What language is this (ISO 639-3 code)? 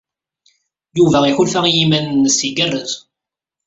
kab